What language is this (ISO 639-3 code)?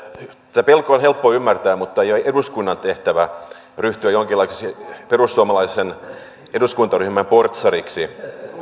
fin